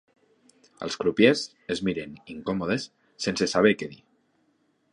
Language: Catalan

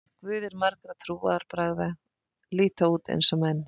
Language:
Icelandic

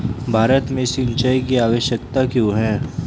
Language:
Hindi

